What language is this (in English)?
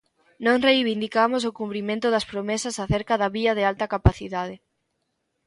Galician